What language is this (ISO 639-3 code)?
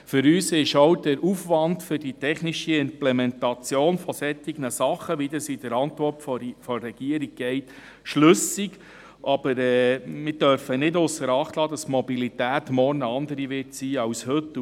gsw